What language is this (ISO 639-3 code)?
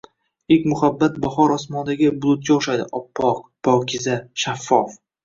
uzb